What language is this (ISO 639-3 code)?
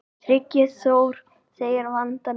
isl